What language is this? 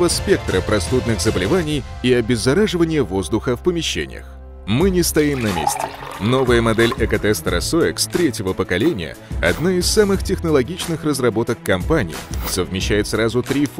Russian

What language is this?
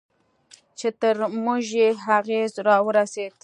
Pashto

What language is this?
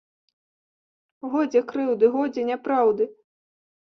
Belarusian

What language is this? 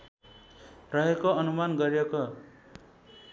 Nepali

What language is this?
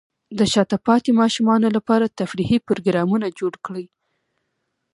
Pashto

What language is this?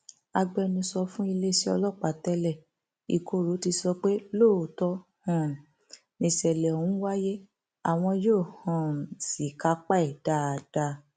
Yoruba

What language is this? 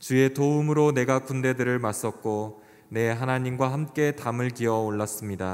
Korean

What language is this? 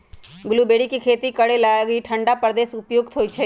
Magahi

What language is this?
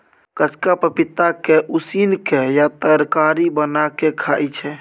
Maithili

